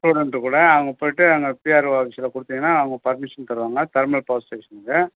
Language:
Tamil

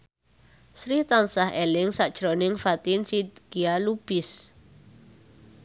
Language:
Javanese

